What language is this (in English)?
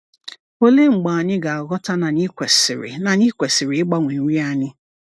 Igbo